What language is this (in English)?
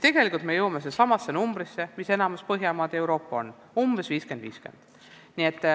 Estonian